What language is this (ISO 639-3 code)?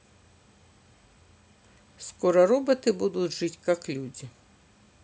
rus